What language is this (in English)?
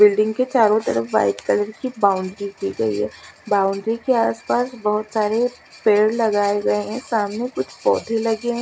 Hindi